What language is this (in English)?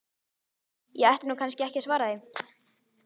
Icelandic